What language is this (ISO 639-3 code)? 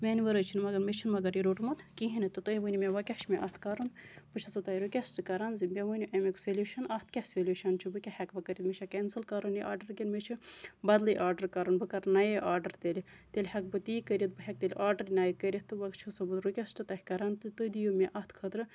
kas